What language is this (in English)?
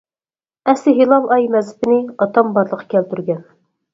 Uyghur